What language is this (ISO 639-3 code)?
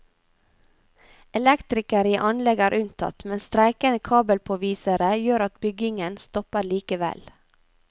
nor